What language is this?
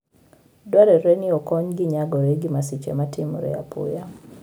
Luo (Kenya and Tanzania)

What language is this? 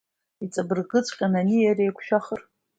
Abkhazian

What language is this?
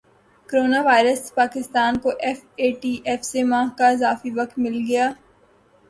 Urdu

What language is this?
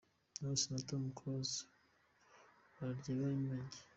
Kinyarwanda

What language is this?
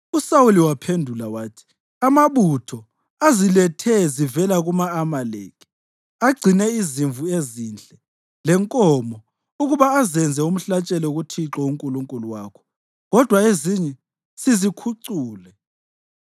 North Ndebele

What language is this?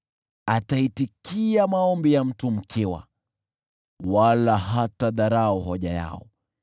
Swahili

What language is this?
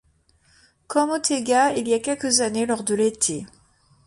French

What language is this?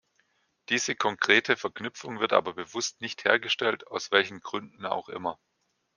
German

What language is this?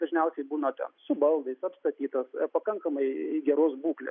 Lithuanian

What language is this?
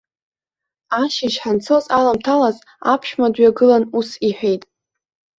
Abkhazian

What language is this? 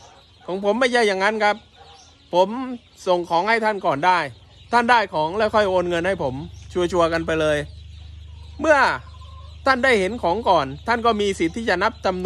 Thai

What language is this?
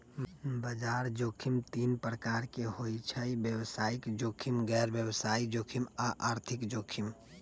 Magahi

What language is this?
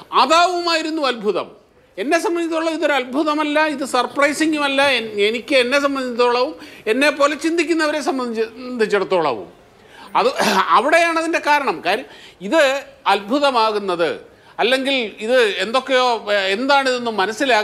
Malayalam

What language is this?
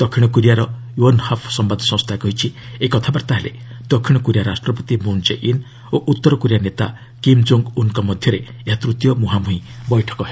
Odia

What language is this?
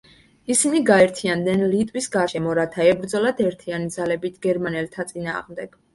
Georgian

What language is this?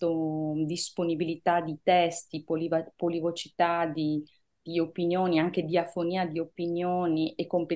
Italian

